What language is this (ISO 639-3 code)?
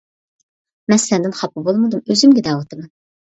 uig